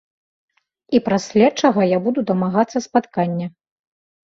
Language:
Belarusian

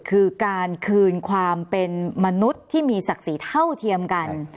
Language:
Thai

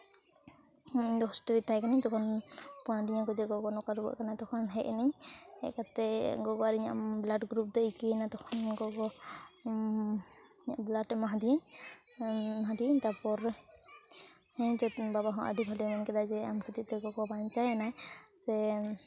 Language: Santali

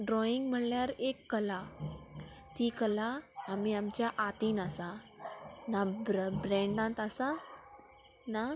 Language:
Konkani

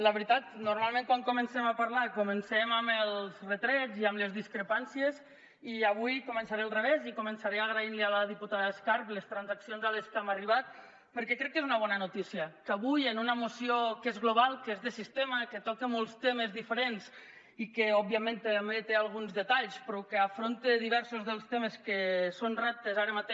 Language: Catalan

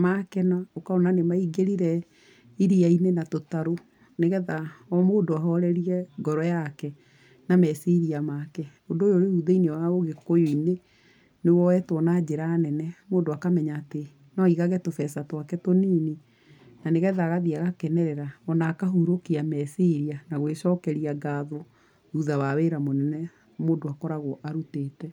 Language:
Kikuyu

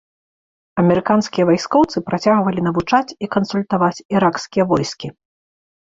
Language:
Belarusian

